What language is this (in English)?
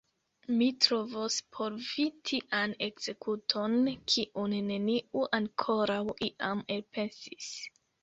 Esperanto